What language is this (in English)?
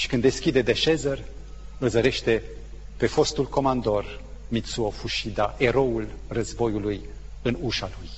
Romanian